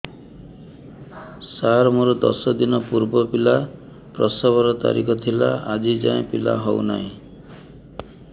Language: Odia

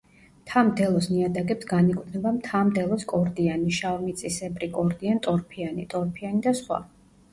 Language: Georgian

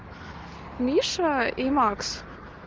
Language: Russian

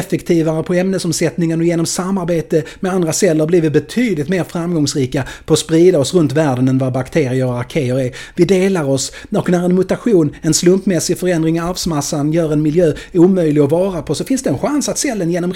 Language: Swedish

